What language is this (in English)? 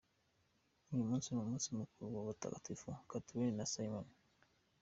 Kinyarwanda